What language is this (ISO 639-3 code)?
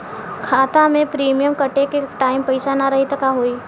bho